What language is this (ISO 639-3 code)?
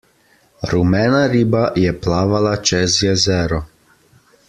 slv